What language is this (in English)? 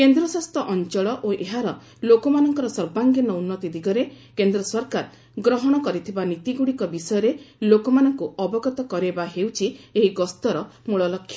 Odia